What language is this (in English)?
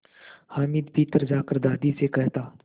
Hindi